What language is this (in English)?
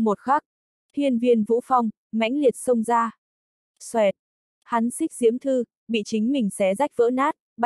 Vietnamese